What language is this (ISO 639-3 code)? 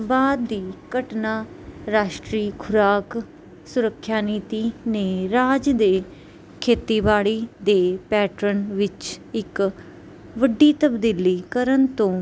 pan